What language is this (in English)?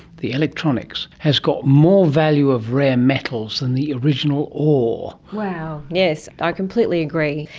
English